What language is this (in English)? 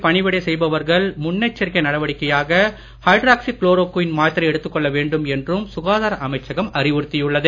Tamil